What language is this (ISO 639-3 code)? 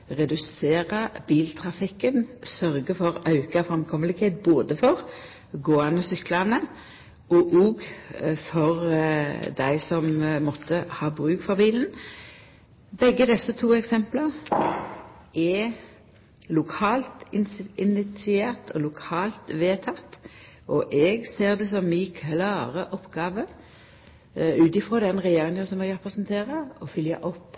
nno